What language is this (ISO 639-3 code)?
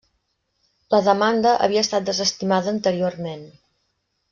cat